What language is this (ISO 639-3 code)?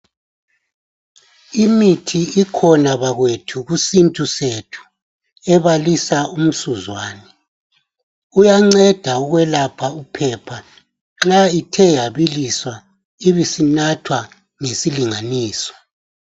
nde